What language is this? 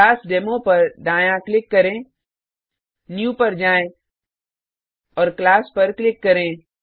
Hindi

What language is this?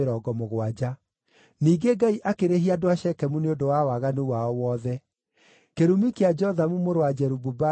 Kikuyu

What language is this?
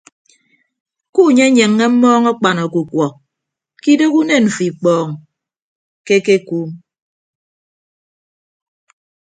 Ibibio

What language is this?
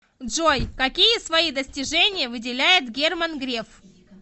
Russian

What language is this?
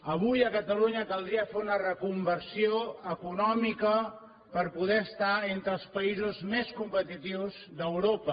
Catalan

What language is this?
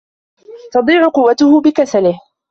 Arabic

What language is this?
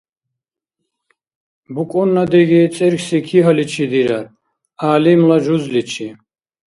Dargwa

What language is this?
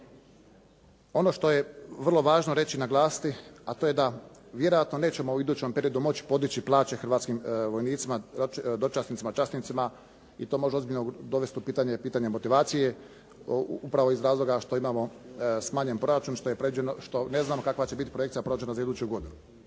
Croatian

